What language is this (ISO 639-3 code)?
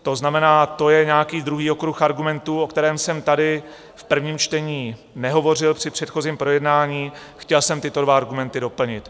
ces